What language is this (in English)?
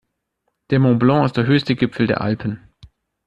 German